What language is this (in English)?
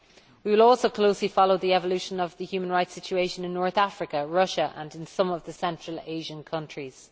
English